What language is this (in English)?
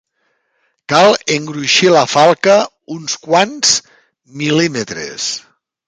Catalan